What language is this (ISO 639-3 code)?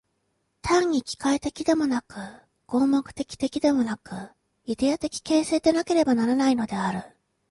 jpn